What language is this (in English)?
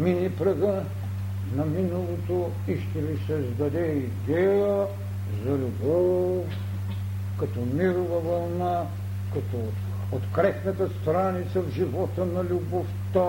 Bulgarian